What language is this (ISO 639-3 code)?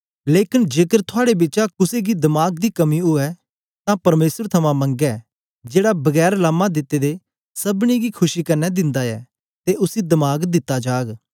doi